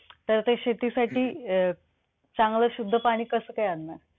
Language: Marathi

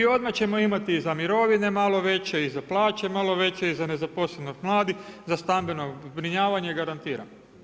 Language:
Croatian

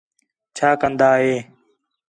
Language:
Khetrani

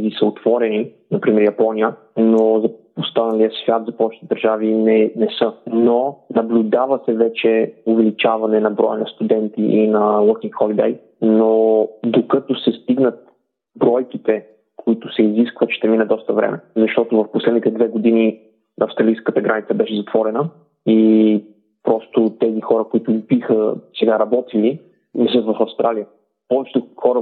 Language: Bulgarian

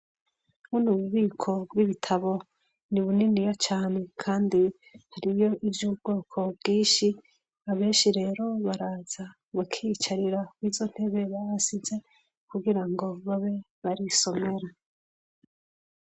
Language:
Rundi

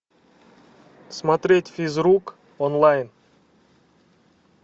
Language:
Russian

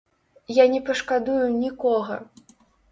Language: Belarusian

